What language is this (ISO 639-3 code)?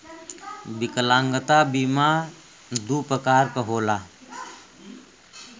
bho